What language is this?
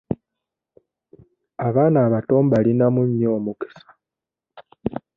Ganda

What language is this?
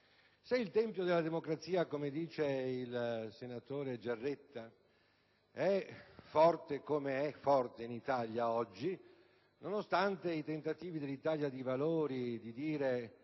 Italian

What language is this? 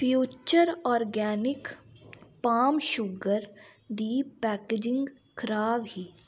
Dogri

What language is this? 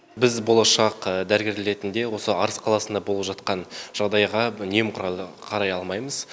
Kazakh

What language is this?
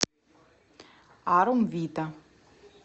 Russian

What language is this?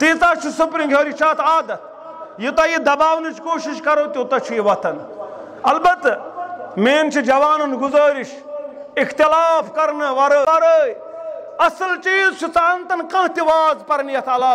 Turkish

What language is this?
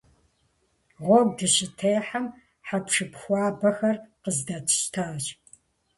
Kabardian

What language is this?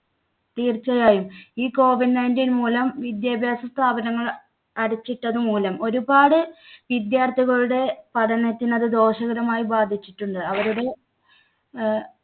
Malayalam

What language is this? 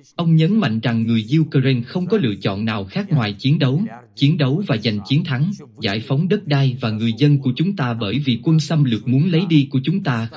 Vietnamese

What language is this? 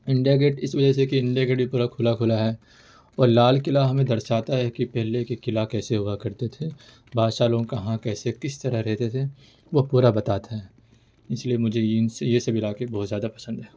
Urdu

